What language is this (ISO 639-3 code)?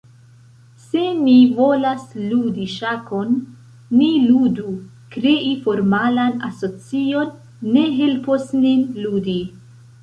epo